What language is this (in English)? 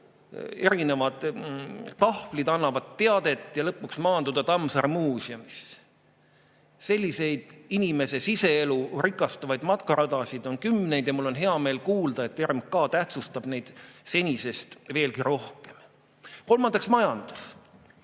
Estonian